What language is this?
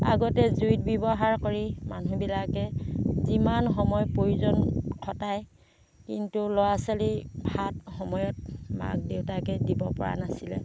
Assamese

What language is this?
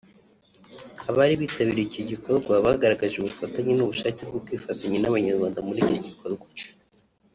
Kinyarwanda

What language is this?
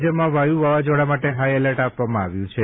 Gujarati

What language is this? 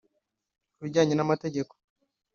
Kinyarwanda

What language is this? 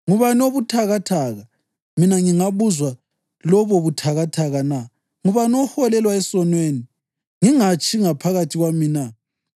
North Ndebele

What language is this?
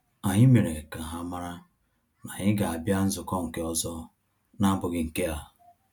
Igbo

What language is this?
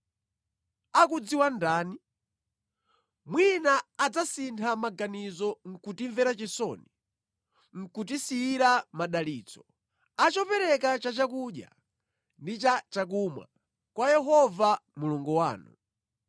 Nyanja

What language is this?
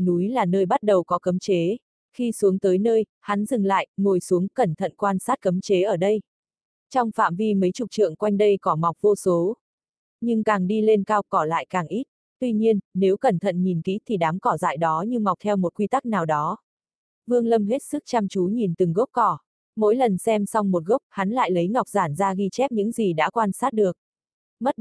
Vietnamese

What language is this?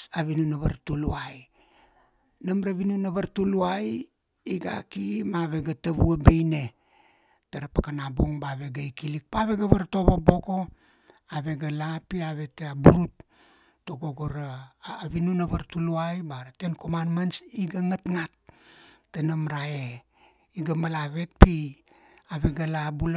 Kuanua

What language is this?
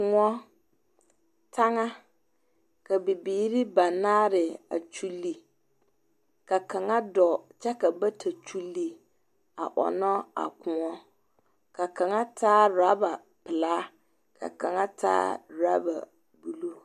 Southern Dagaare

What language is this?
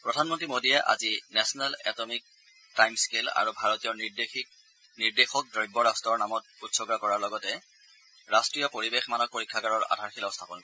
Assamese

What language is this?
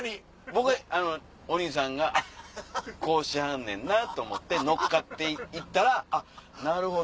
Japanese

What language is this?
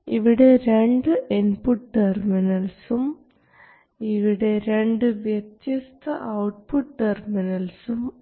Malayalam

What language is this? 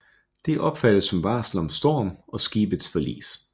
Danish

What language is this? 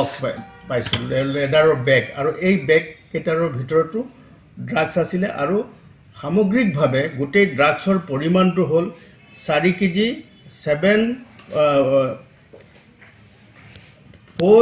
Bangla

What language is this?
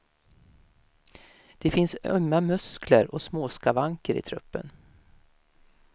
Swedish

